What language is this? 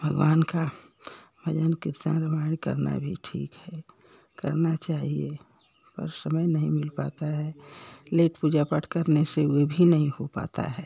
Hindi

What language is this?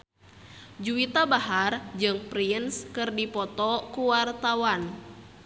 Sundanese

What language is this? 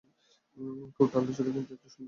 Bangla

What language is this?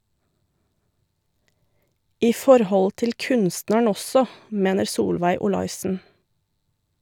Norwegian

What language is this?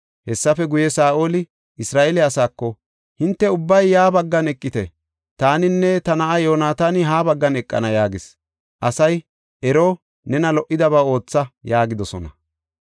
Gofa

